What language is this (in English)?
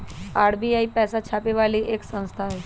Magahi